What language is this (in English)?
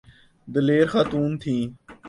Urdu